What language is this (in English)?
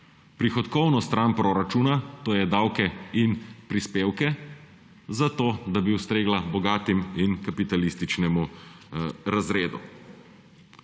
Slovenian